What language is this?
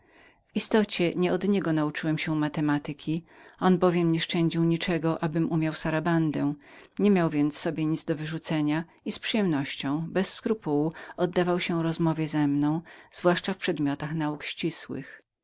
Polish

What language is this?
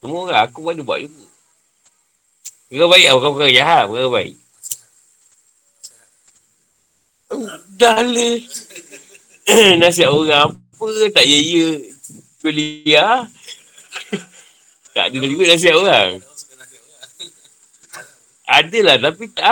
Malay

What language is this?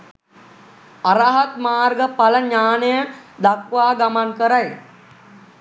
Sinhala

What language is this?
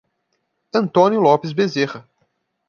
Portuguese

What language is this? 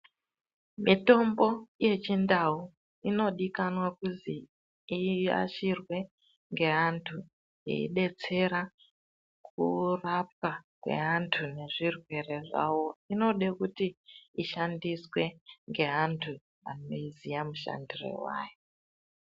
Ndau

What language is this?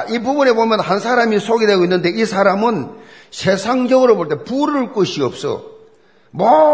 Korean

